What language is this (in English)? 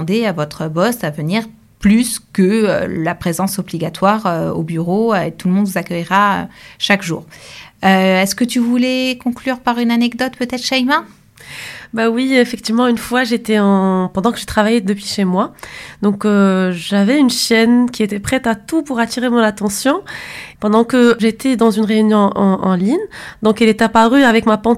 French